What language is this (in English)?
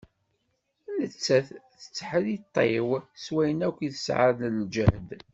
Kabyle